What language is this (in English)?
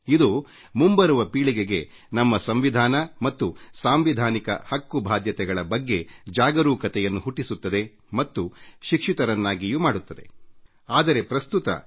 Kannada